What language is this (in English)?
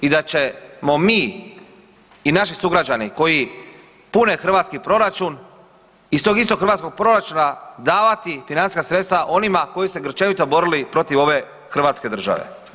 Croatian